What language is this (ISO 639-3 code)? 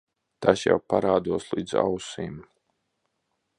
lav